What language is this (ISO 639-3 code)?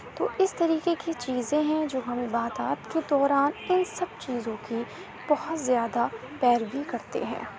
urd